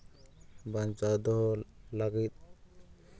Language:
Santali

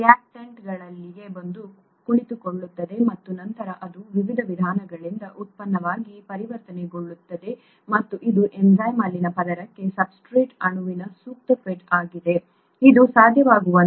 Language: Kannada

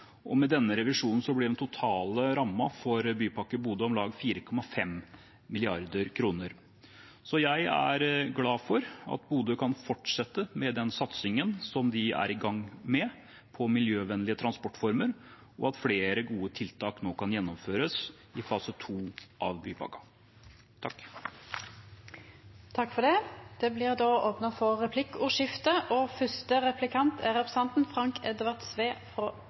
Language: Norwegian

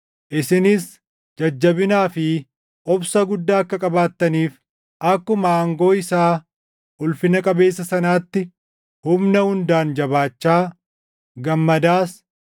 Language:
Oromo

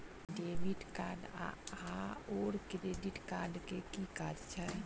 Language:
Maithili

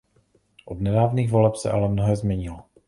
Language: Czech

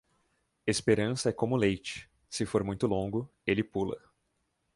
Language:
Portuguese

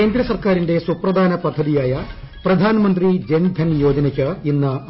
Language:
Malayalam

